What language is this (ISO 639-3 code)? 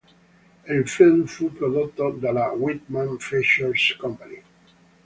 ita